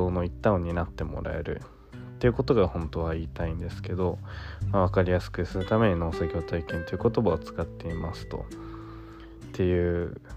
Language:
Japanese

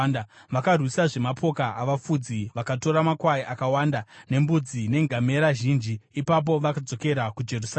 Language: Shona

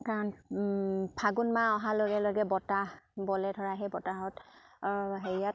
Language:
Assamese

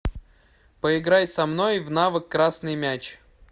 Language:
Russian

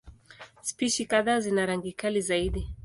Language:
Swahili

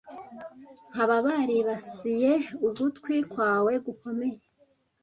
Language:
Kinyarwanda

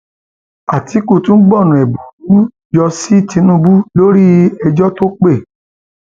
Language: Yoruba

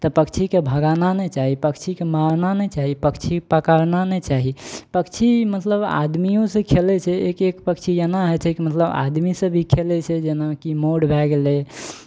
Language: Maithili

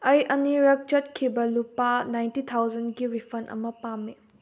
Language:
Manipuri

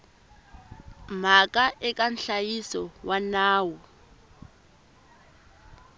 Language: Tsonga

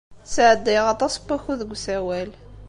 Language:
Kabyle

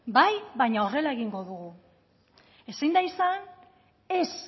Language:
Basque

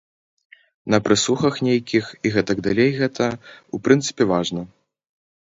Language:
Belarusian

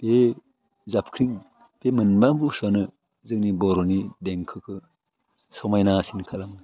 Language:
Bodo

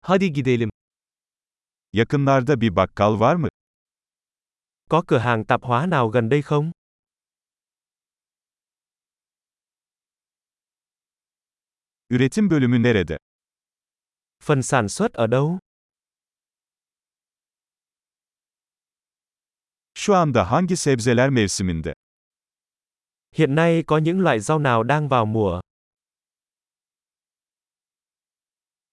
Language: Turkish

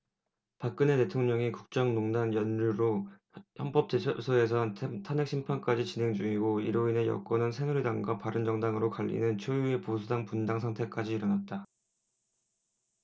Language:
Korean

